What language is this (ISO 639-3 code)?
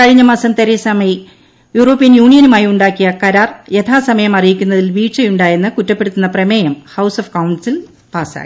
mal